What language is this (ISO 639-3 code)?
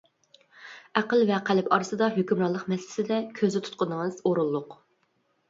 uig